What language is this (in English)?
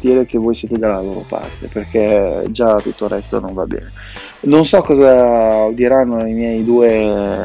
Italian